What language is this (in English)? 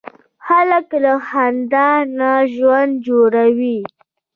Pashto